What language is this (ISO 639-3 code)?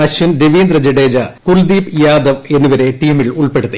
mal